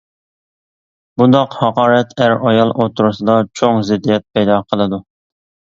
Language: Uyghur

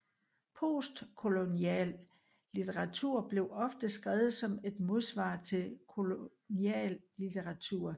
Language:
Danish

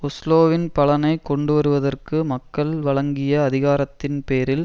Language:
Tamil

